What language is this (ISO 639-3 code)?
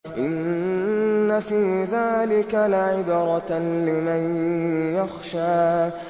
ara